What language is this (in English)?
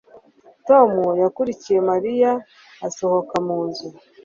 Kinyarwanda